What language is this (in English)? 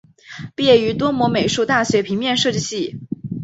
Chinese